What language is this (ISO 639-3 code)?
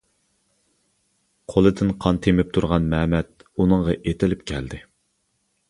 uig